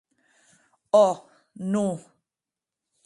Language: Occitan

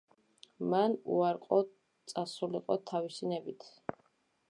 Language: Georgian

